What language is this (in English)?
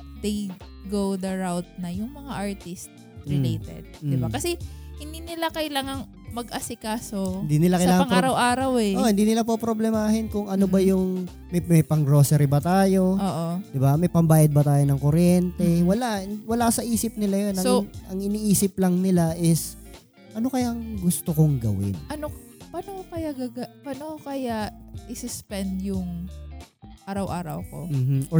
Filipino